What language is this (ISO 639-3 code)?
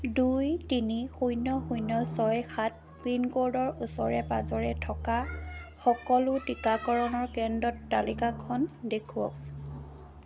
asm